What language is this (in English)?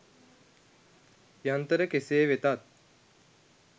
Sinhala